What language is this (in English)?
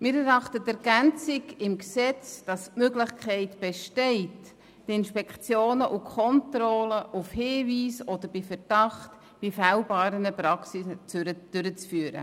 Swiss German